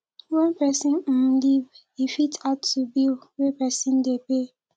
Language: Nigerian Pidgin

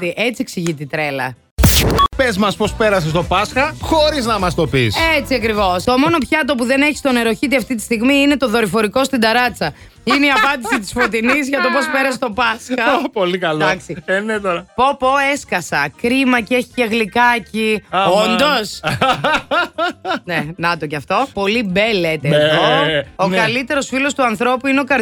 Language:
Greek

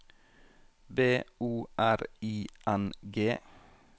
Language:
Norwegian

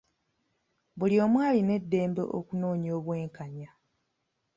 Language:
Ganda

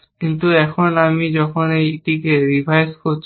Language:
Bangla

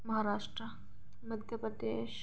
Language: Dogri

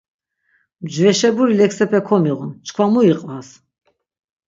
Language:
Laz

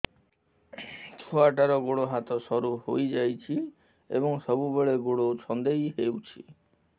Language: Odia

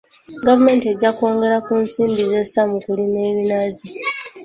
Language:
Ganda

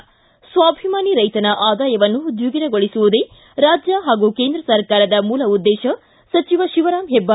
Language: Kannada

